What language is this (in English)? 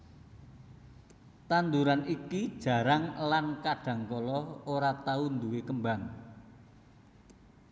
Javanese